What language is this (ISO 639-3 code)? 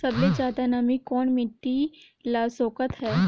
hne